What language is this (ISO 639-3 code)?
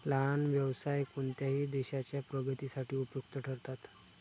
mar